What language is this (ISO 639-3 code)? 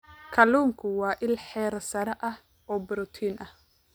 som